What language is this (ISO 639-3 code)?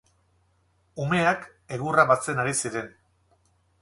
eus